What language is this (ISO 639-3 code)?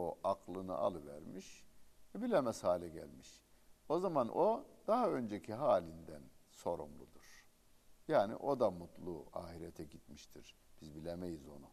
tur